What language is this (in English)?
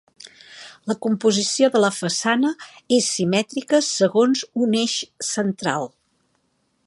Catalan